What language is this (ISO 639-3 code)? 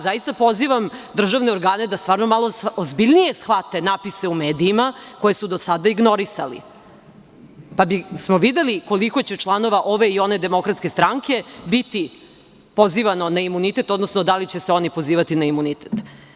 srp